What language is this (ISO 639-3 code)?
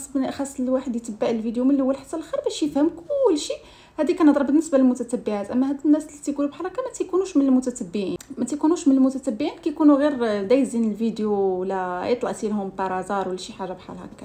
ara